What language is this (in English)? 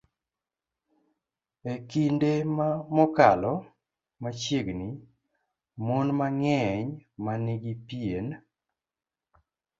Luo (Kenya and Tanzania)